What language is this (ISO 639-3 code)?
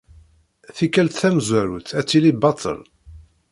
kab